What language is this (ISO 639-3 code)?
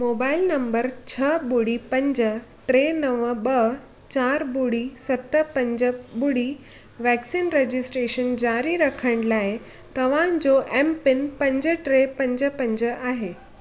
snd